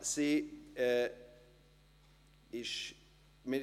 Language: Swiss German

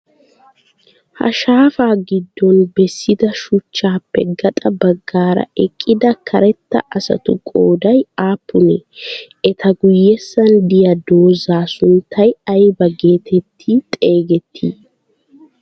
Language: Wolaytta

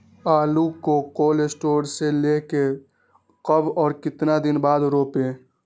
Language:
Magahi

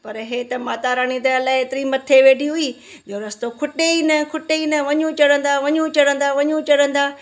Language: Sindhi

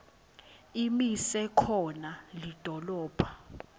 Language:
Swati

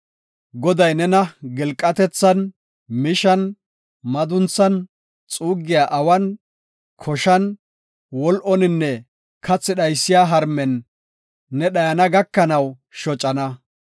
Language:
Gofa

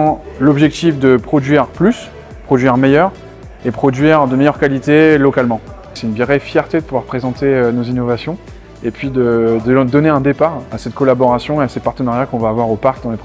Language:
French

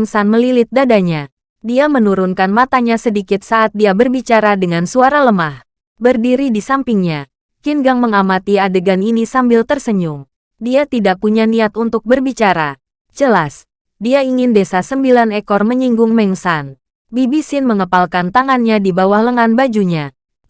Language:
Indonesian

